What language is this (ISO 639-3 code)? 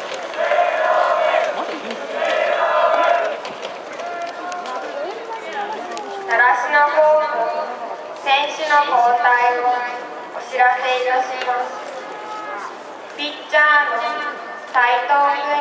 jpn